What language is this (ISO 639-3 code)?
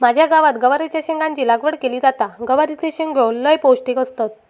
mar